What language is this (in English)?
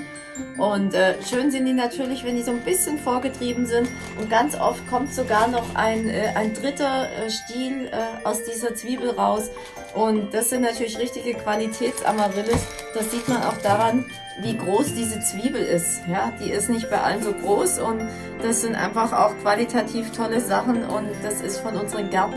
German